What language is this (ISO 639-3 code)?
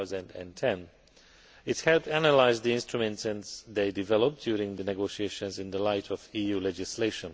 eng